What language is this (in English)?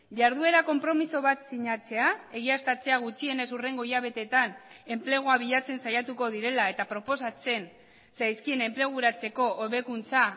Basque